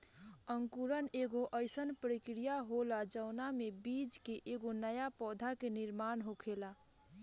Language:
Bhojpuri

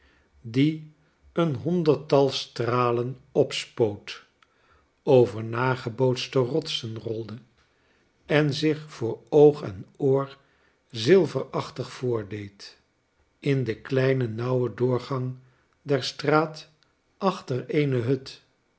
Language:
Dutch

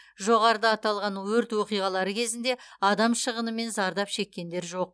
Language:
Kazakh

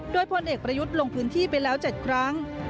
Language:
Thai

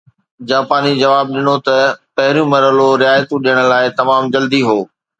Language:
Sindhi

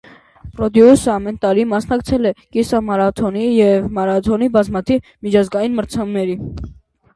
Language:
Armenian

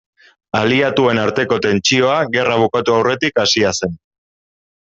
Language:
Basque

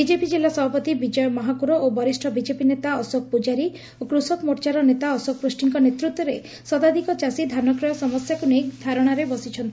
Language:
Odia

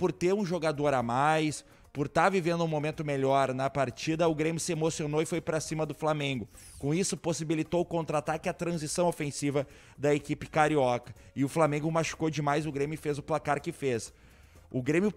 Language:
Portuguese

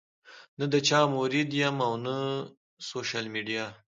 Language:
Pashto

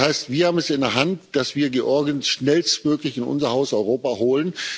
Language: German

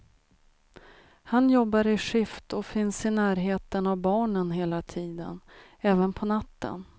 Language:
Swedish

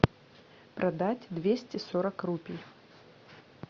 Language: Russian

